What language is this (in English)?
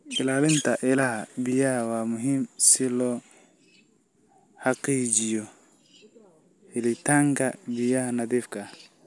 Somali